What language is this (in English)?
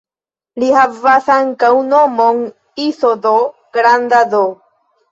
Esperanto